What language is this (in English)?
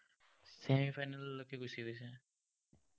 Assamese